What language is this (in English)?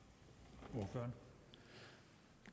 Danish